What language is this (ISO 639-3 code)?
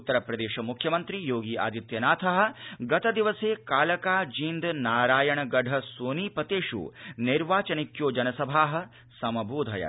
san